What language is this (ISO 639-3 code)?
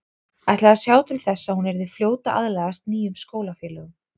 isl